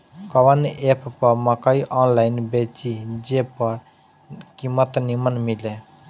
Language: Bhojpuri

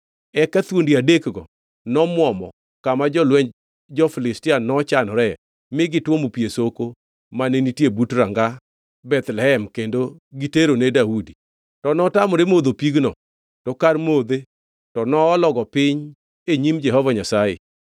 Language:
Luo (Kenya and Tanzania)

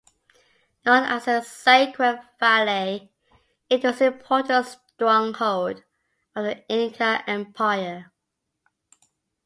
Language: English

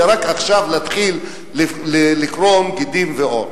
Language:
Hebrew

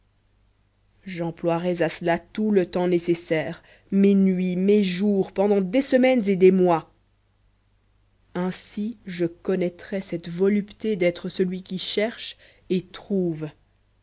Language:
French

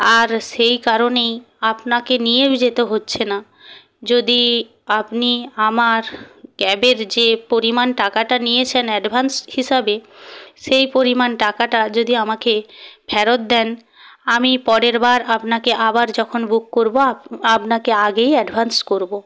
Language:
Bangla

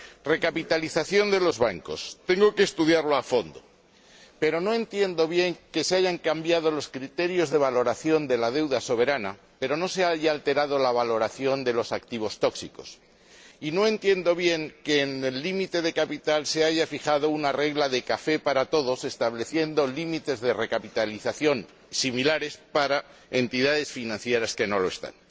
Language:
Spanish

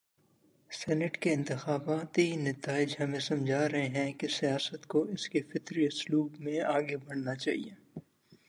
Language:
Urdu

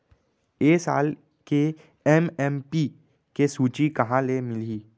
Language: Chhattisgarhi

